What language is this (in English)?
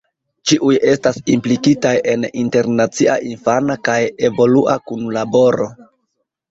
Esperanto